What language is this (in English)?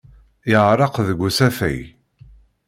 Kabyle